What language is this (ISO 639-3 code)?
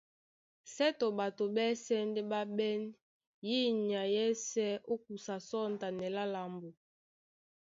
dua